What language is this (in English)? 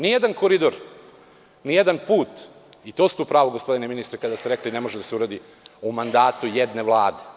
Serbian